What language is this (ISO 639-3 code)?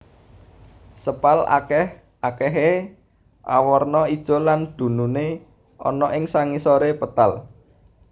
jav